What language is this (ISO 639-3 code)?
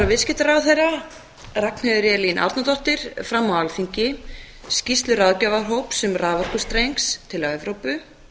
isl